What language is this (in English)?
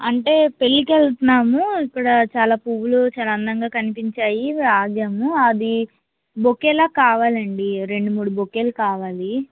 Telugu